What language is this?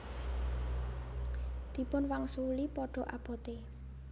Javanese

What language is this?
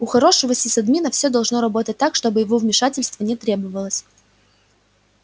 Russian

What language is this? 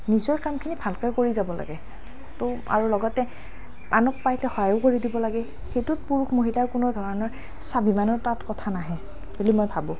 Assamese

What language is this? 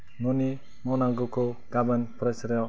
Bodo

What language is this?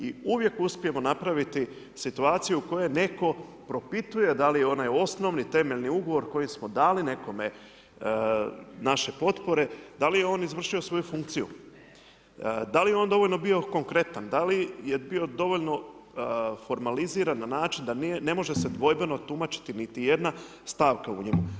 Croatian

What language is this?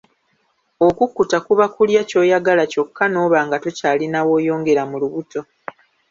Ganda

